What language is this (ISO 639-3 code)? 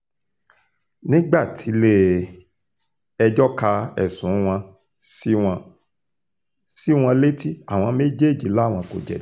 yor